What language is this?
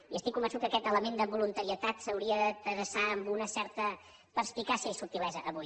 Catalan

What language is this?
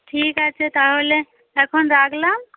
Bangla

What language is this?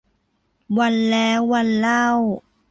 Thai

